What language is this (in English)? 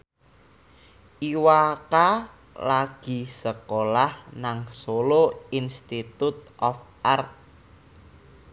Javanese